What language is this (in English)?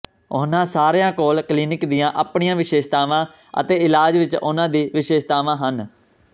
Punjabi